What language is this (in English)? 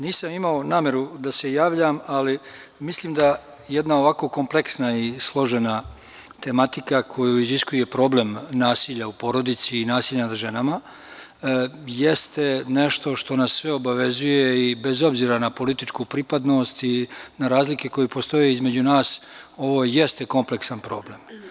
Serbian